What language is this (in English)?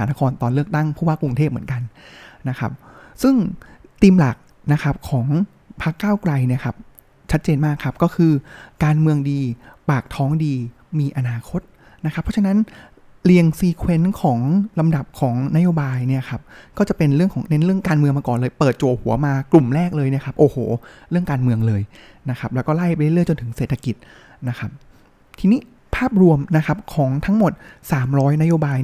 Thai